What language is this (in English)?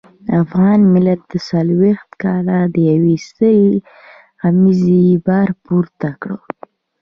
Pashto